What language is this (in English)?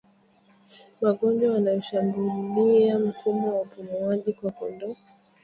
Swahili